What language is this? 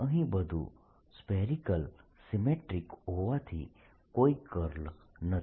Gujarati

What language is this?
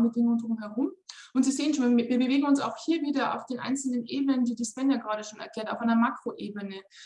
German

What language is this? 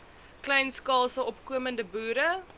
Afrikaans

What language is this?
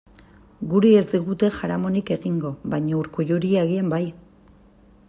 Basque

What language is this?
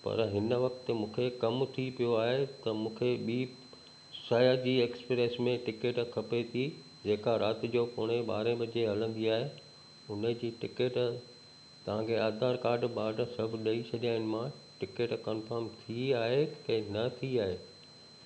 Sindhi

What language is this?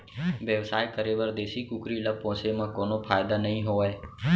Chhattisgarhi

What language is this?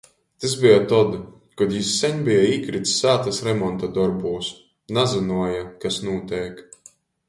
Latgalian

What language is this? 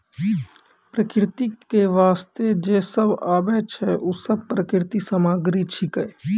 Maithili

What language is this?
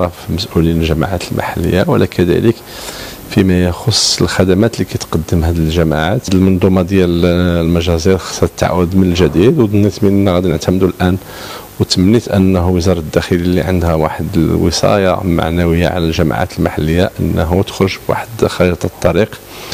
Arabic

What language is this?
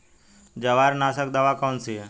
Hindi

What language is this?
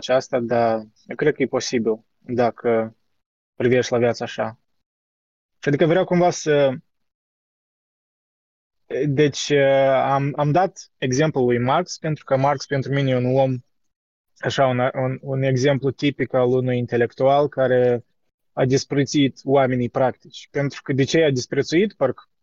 Romanian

